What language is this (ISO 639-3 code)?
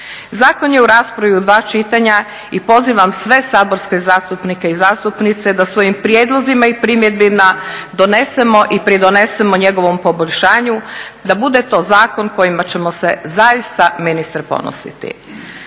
hrv